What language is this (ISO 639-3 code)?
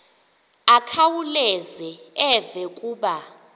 xho